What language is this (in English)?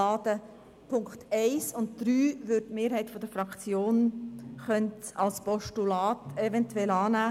Swiss German